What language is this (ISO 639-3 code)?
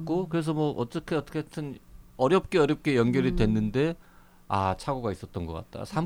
kor